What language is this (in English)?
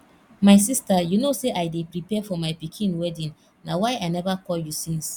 Nigerian Pidgin